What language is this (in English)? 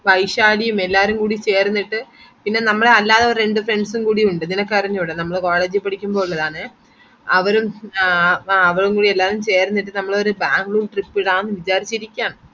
Malayalam